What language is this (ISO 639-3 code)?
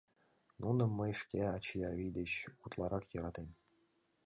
chm